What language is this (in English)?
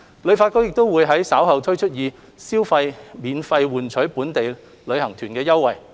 Cantonese